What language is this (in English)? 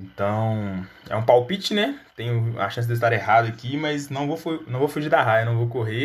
Portuguese